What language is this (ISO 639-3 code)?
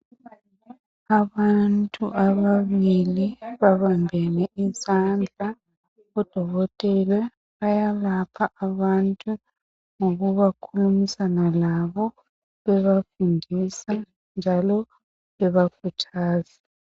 nde